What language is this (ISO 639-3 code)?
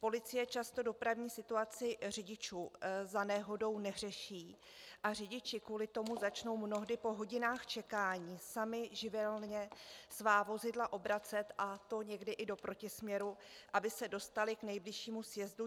ces